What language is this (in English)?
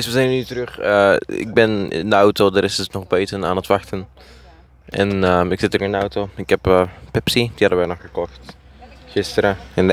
Dutch